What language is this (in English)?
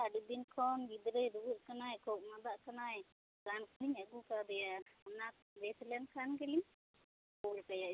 Santali